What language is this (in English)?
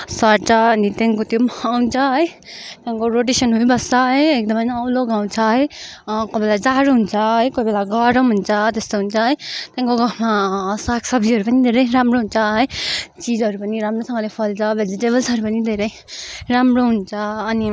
Nepali